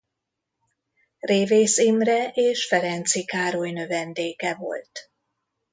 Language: Hungarian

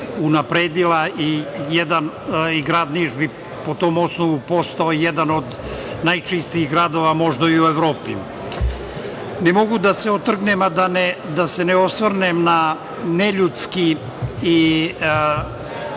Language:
Serbian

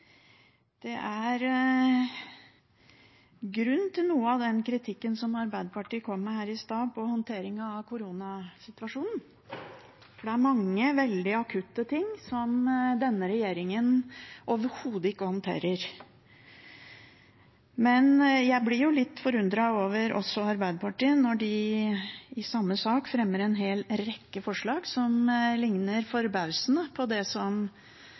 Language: Norwegian Bokmål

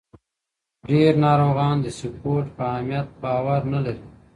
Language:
Pashto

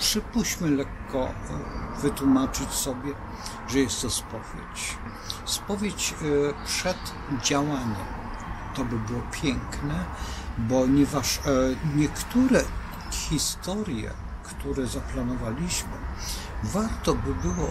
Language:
Polish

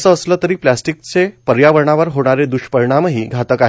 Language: Marathi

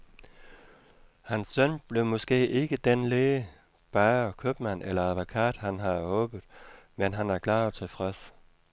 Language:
Danish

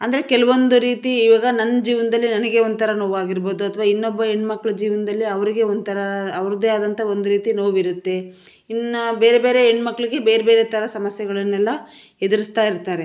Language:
Kannada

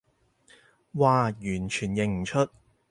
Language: Cantonese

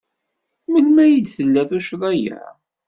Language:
Kabyle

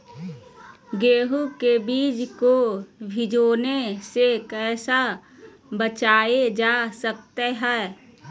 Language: Magahi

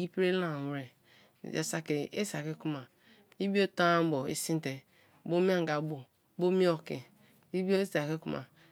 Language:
Kalabari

